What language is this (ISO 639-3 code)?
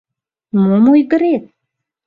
chm